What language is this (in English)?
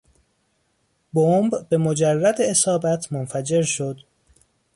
Persian